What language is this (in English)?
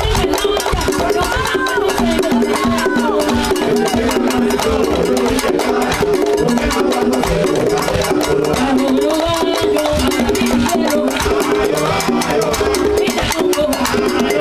Spanish